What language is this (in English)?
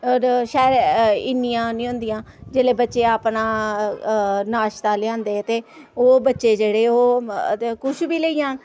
Dogri